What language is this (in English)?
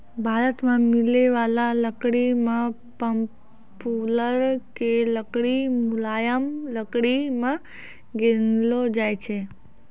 Maithili